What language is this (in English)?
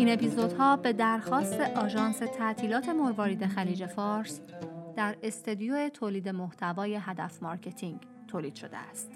Persian